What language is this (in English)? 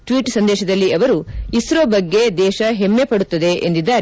Kannada